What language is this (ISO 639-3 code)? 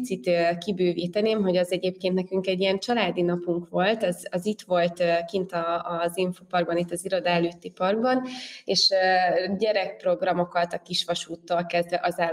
hun